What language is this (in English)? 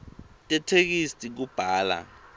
Swati